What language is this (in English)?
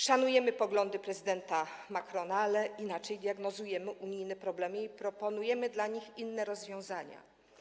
Polish